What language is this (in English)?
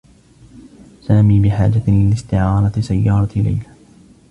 Arabic